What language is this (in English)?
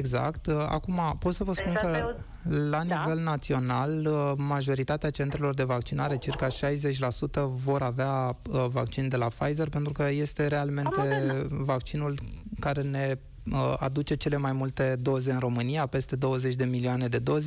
Romanian